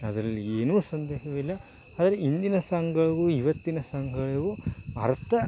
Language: Kannada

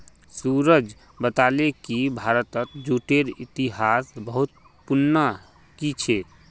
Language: Magahi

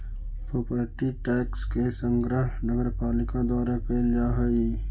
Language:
Magahi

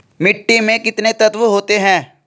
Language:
Hindi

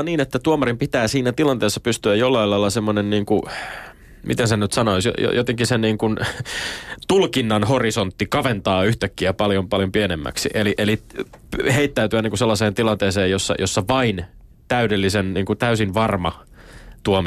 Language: Finnish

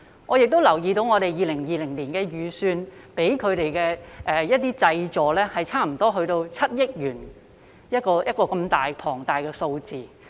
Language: Cantonese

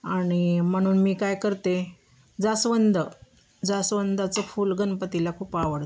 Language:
Marathi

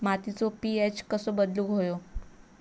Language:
Marathi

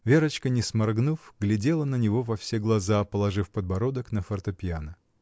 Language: Russian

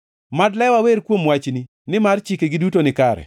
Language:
Luo (Kenya and Tanzania)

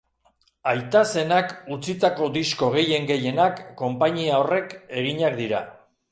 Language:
Basque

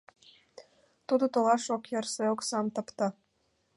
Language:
Mari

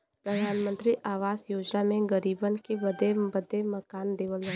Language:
Bhojpuri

